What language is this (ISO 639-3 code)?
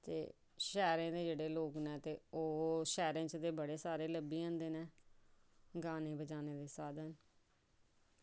doi